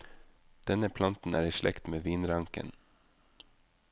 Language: Norwegian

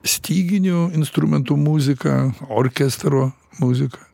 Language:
Lithuanian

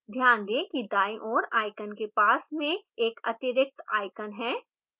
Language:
Hindi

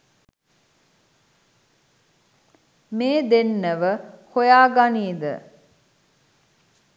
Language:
Sinhala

